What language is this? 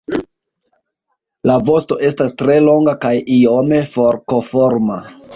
Esperanto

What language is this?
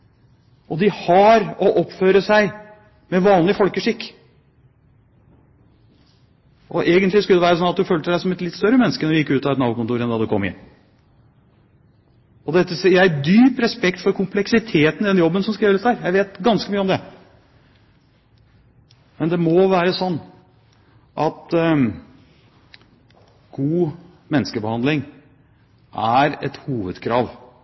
Norwegian Bokmål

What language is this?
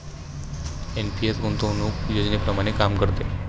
Marathi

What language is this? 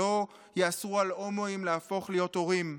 Hebrew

